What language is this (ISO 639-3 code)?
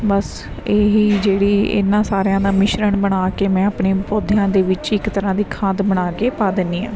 pan